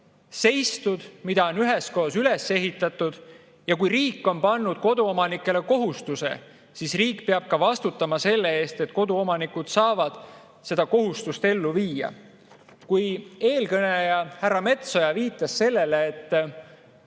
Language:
Estonian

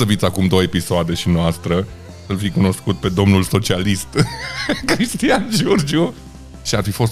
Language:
Romanian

